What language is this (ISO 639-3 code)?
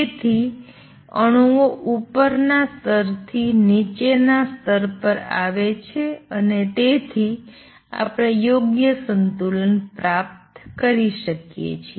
guj